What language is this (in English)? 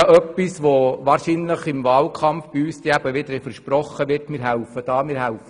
Swiss German